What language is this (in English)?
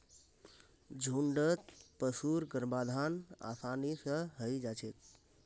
Magahi